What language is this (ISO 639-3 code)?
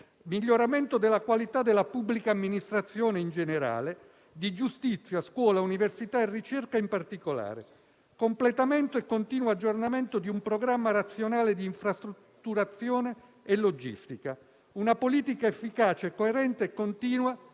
ita